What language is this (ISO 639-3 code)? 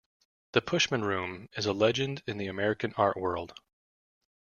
eng